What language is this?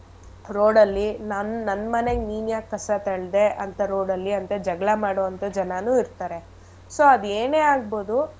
Kannada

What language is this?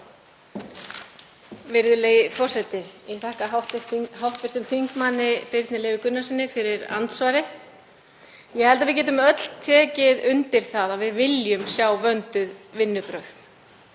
Icelandic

